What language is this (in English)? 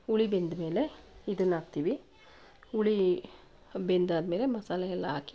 Kannada